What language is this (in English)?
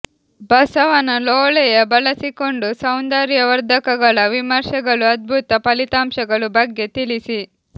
Kannada